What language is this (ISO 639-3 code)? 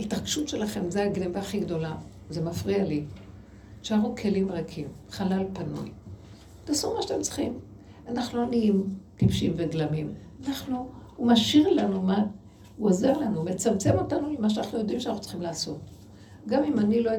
heb